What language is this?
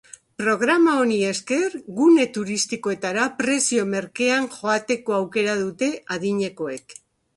Basque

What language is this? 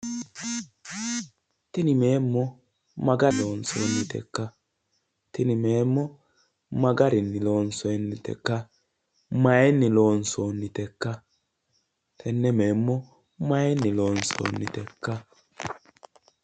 Sidamo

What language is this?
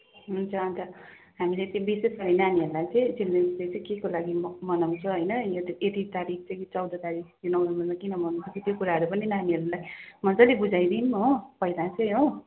Nepali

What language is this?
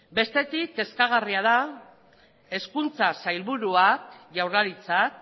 Basque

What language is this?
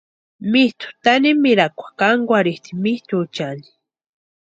Western Highland Purepecha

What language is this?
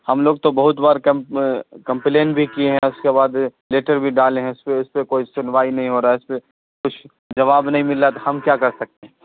Urdu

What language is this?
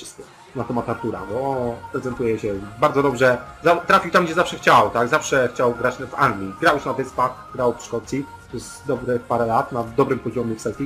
Polish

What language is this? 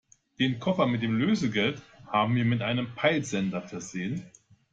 German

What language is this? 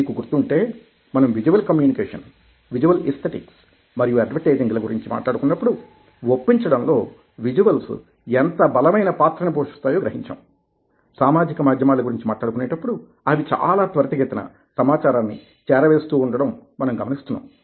Telugu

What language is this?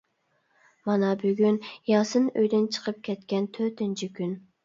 Uyghur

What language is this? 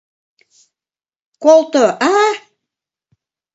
Mari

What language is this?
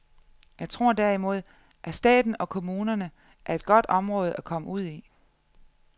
Danish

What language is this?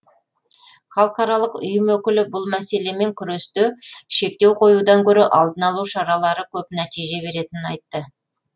Kazakh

